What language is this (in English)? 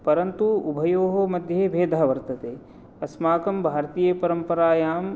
Sanskrit